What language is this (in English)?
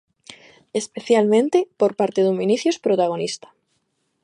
Galician